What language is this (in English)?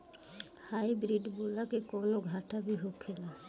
Bhojpuri